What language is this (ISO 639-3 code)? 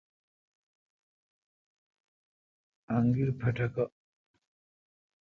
xka